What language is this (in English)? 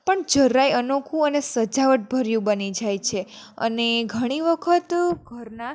Gujarati